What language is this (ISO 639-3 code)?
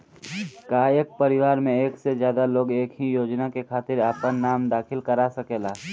bho